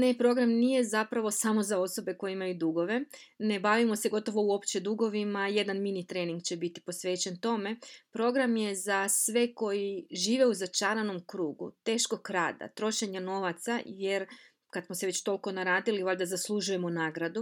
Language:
Croatian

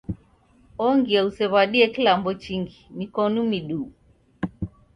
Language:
Taita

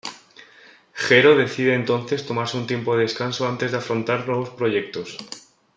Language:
Spanish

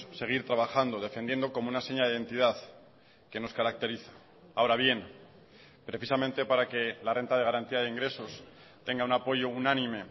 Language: Spanish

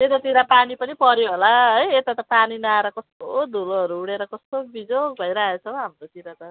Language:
Nepali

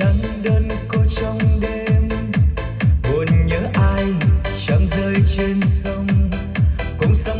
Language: Vietnamese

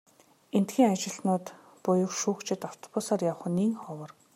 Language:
Mongolian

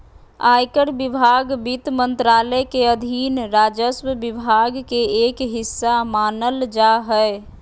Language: Magahi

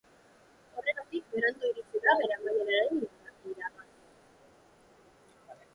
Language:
Basque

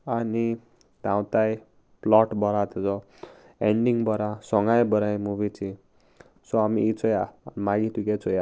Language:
Konkani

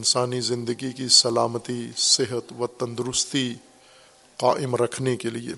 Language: Urdu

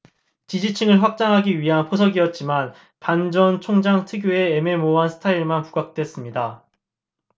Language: Korean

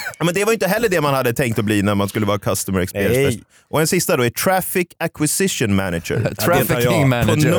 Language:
Swedish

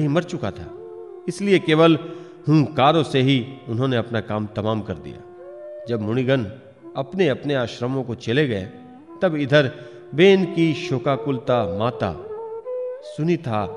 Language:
Hindi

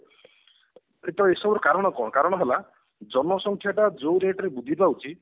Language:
Odia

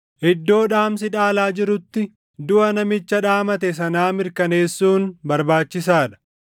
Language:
Oromo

